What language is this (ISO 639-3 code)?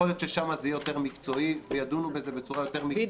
heb